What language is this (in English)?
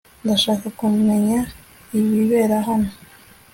Kinyarwanda